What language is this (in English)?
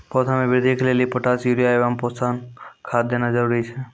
Maithili